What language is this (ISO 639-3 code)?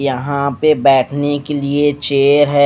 hin